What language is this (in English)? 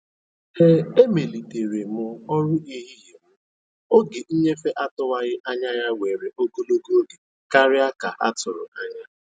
Igbo